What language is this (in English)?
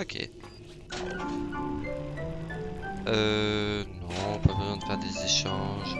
French